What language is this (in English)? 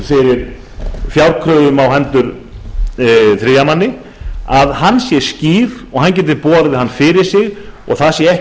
Icelandic